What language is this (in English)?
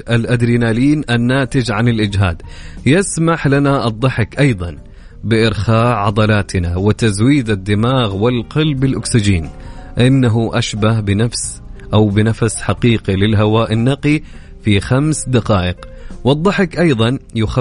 Arabic